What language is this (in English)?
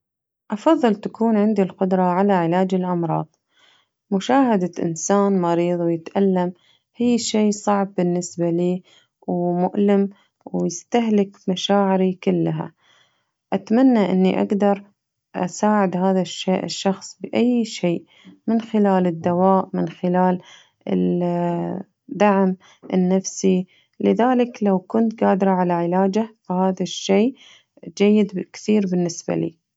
Najdi Arabic